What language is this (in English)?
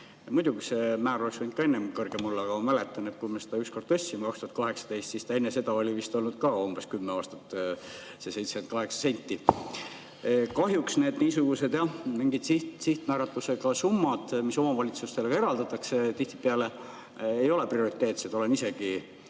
Estonian